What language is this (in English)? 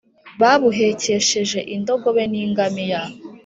Kinyarwanda